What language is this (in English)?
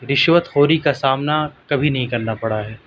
Urdu